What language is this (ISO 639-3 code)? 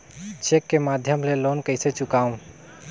hne